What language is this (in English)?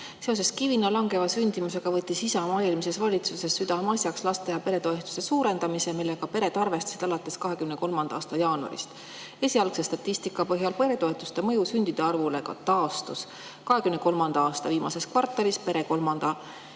Estonian